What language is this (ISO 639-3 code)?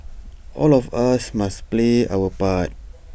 eng